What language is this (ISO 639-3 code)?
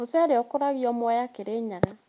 kik